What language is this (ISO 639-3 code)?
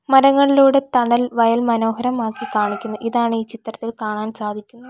mal